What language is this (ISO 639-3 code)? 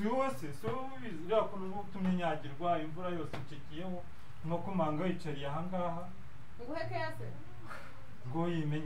ron